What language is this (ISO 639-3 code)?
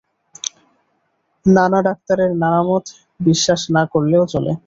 ben